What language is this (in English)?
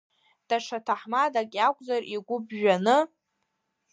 Abkhazian